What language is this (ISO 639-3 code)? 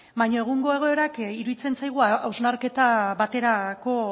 eus